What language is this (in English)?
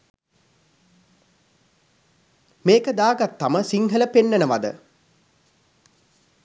Sinhala